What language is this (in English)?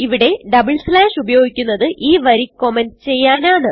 Malayalam